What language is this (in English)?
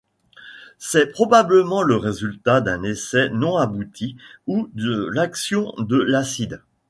French